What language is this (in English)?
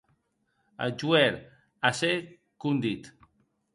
Occitan